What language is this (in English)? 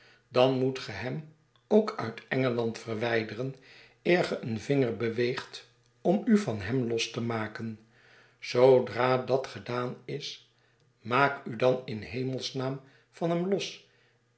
Dutch